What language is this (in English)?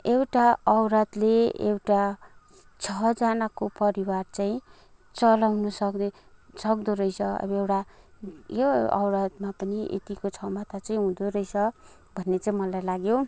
Nepali